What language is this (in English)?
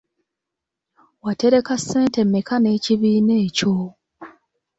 Ganda